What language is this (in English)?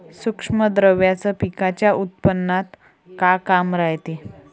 Marathi